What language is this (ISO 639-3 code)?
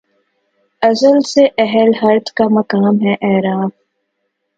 urd